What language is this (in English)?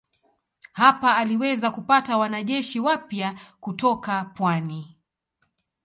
Swahili